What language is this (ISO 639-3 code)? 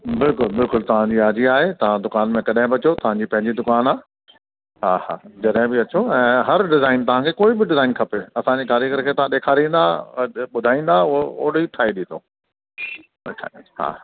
snd